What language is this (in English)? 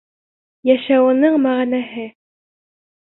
Bashkir